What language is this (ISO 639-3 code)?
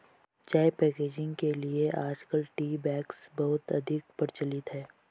hin